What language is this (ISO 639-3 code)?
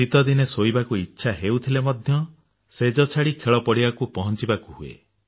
ori